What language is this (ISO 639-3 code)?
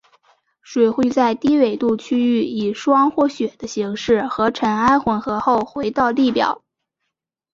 zho